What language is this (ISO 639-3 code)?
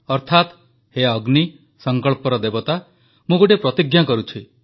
ori